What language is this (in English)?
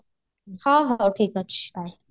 Odia